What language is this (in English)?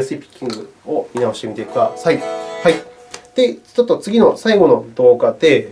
Japanese